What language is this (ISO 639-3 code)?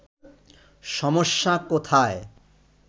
ben